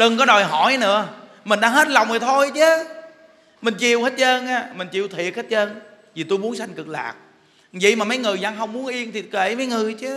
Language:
Vietnamese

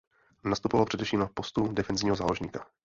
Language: Czech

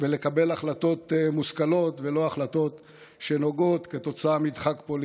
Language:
Hebrew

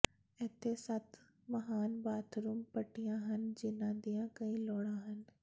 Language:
Punjabi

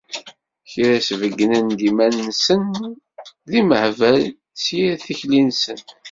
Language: Kabyle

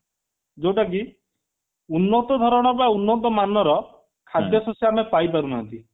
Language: Odia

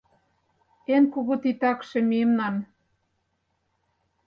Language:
Mari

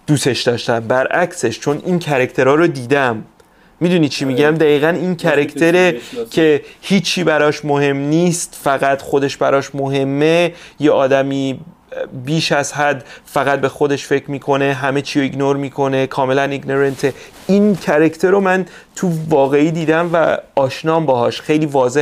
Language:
Persian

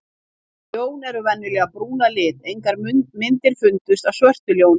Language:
Icelandic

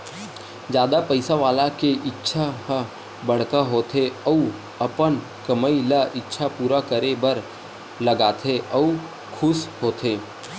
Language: Chhattisgarhi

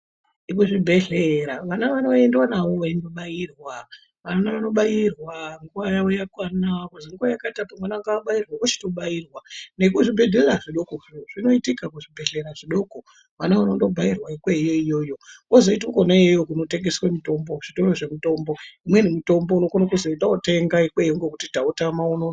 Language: Ndau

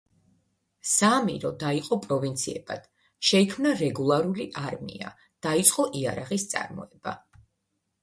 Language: Georgian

